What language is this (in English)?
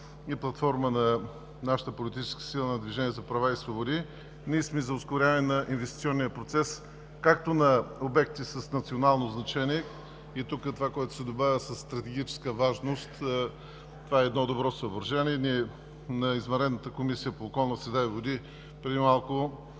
Bulgarian